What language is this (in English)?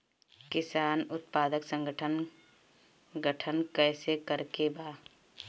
Bhojpuri